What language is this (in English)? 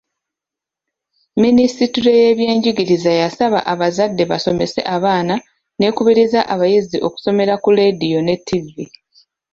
Ganda